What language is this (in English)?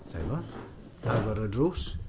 Welsh